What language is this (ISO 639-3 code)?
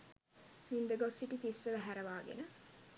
sin